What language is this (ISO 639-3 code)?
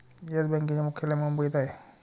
mar